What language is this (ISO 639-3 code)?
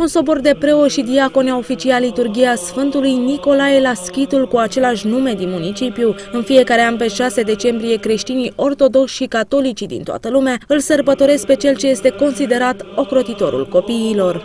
ron